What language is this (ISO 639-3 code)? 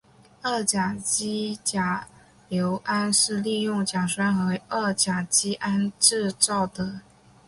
zho